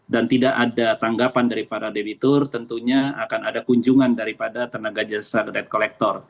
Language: Indonesian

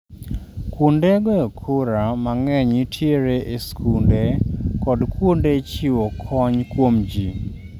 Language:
Luo (Kenya and Tanzania)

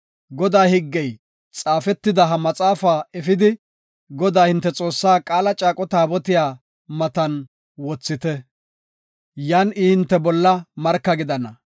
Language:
Gofa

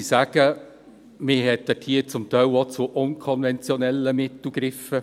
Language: Swiss German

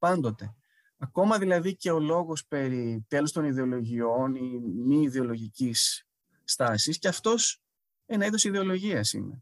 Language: Greek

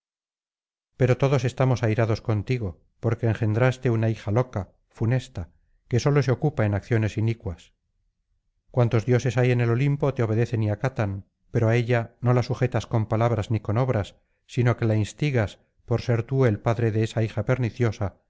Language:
Spanish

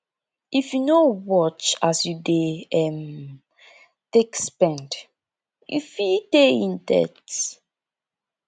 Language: Nigerian Pidgin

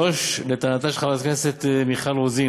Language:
Hebrew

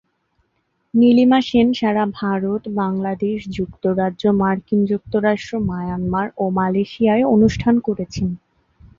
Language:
Bangla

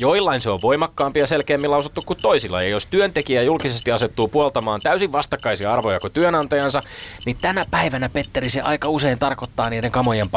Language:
Finnish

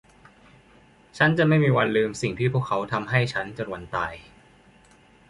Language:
Thai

